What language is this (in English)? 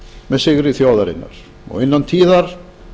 Icelandic